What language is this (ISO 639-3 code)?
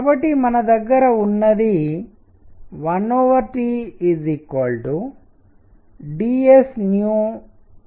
tel